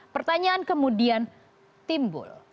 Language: Indonesian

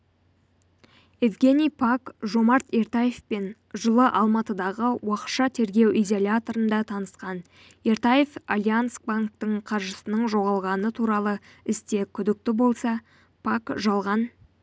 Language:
Kazakh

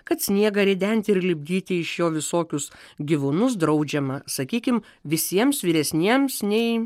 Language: Lithuanian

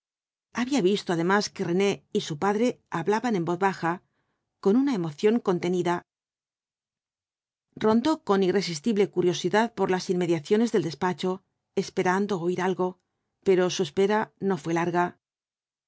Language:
Spanish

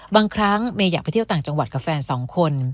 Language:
Thai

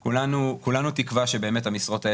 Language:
Hebrew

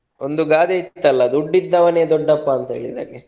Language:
Kannada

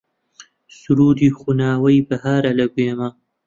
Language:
Central Kurdish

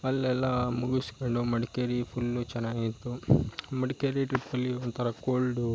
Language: Kannada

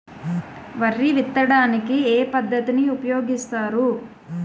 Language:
Telugu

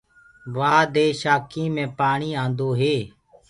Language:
Gurgula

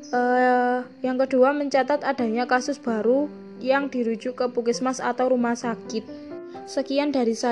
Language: Indonesian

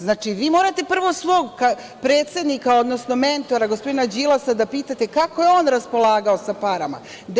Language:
Serbian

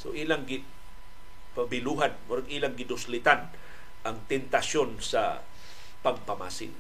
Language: Filipino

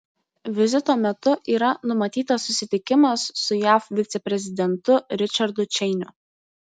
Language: Lithuanian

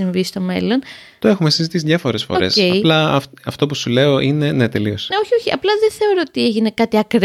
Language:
Greek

